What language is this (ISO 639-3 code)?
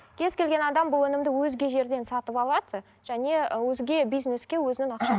kaz